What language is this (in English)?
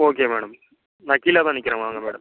Tamil